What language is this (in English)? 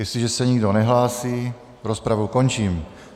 Czech